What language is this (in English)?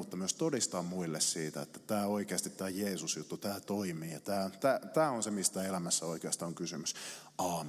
Finnish